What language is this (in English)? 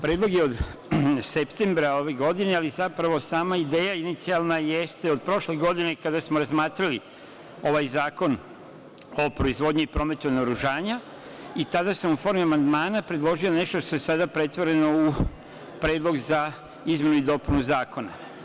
Serbian